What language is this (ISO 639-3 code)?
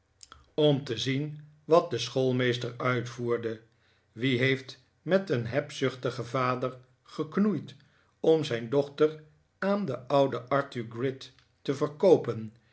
nld